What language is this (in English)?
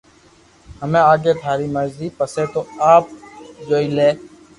Loarki